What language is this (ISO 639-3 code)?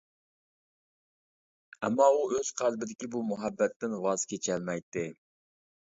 uig